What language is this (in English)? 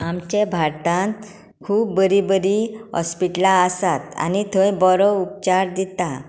Konkani